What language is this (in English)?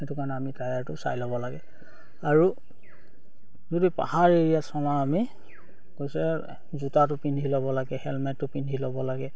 Assamese